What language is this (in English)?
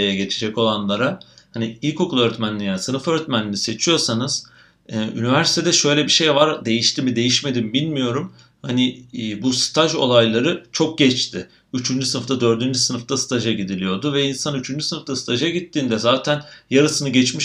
Turkish